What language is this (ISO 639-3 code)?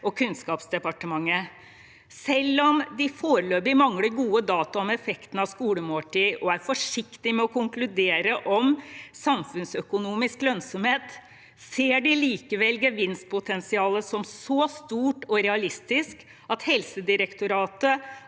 nor